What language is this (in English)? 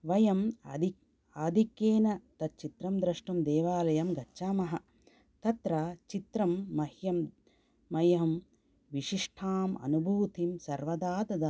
Sanskrit